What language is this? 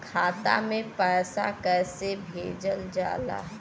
Bhojpuri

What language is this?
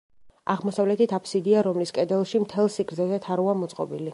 Georgian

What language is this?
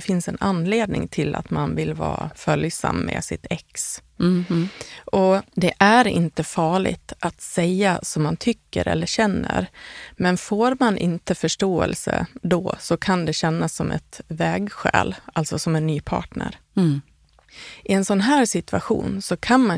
Swedish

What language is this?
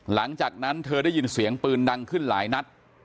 Thai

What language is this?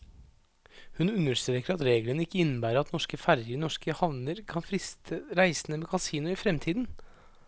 Norwegian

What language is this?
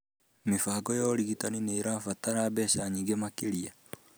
Kikuyu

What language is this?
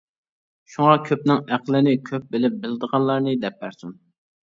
Uyghur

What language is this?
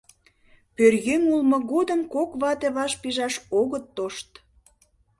Mari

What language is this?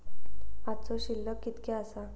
Marathi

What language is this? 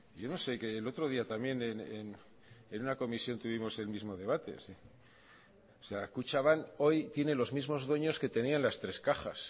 Spanish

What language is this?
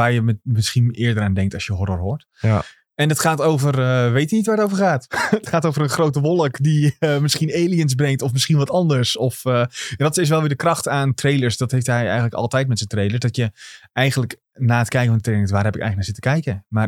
Dutch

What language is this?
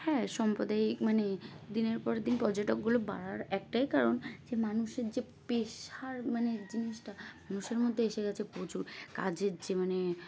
Bangla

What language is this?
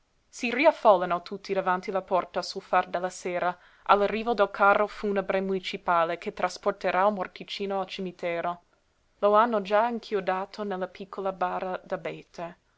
Italian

